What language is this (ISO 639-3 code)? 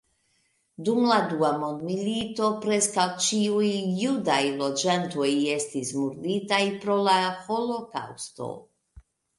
epo